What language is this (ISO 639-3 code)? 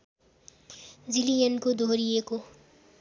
nep